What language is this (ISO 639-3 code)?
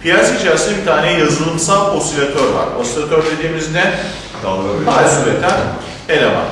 tur